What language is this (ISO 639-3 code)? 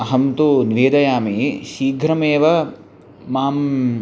san